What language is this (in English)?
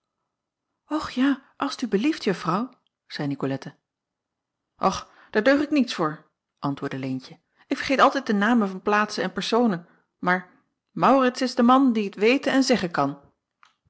Dutch